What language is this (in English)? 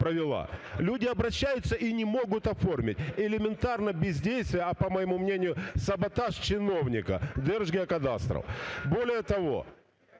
Ukrainian